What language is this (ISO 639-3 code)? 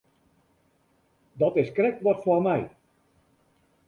fry